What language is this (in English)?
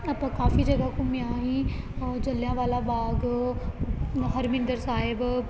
Punjabi